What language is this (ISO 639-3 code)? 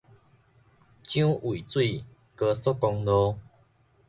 nan